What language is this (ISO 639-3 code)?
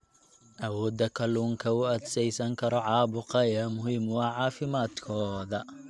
som